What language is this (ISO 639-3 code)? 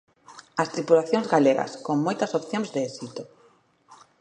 glg